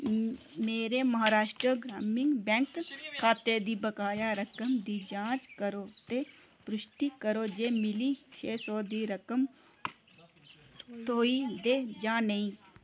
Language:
Dogri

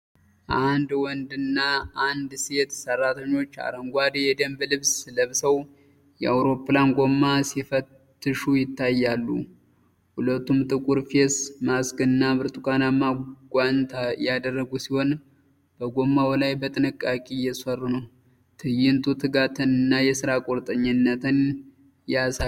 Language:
Amharic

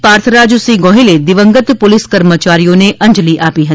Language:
Gujarati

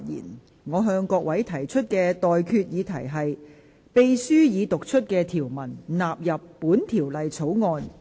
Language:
Cantonese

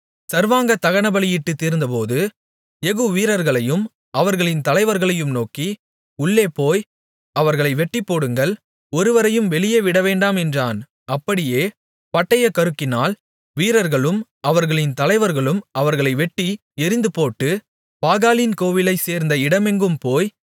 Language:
Tamil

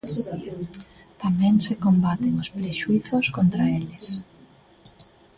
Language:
Galician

